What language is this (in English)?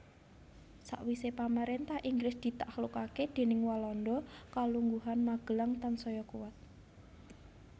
Javanese